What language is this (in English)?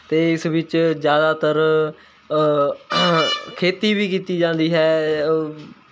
Punjabi